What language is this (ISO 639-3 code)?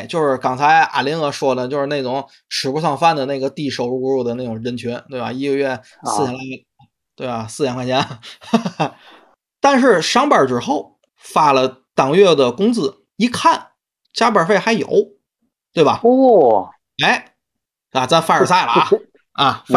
zho